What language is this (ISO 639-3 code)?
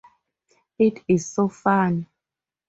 eng